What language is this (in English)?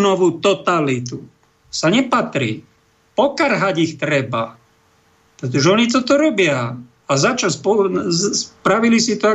Slovak